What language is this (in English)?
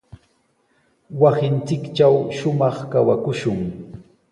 Sihuas Ancash Quechua